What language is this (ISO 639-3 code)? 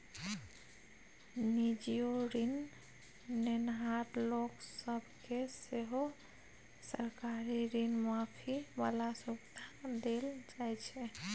mai